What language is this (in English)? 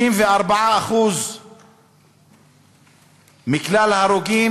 Hebrew